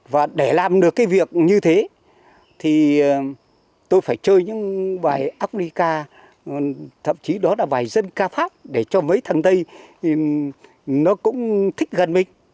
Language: Vietnamese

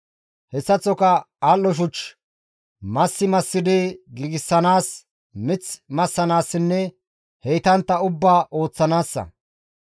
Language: Gamo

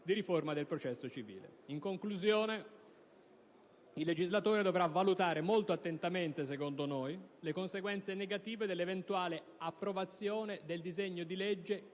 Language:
Italian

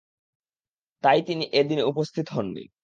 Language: Bangla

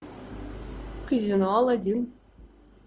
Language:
Russian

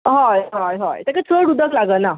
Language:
Konkani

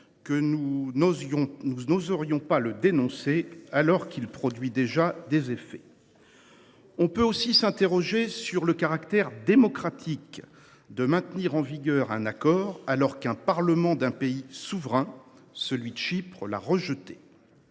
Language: French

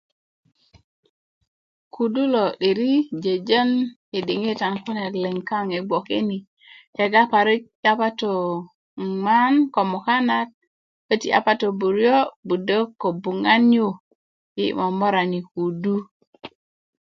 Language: Kuku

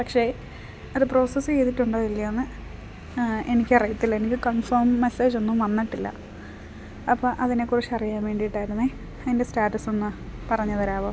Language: Malayalam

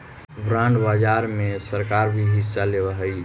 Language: Magahi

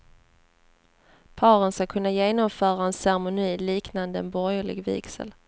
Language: Swedish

